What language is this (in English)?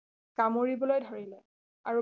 Assamese